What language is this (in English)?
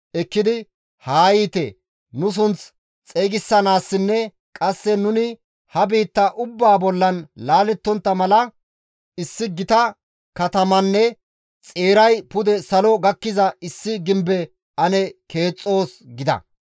Gamo